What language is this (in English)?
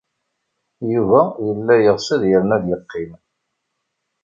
Kabyle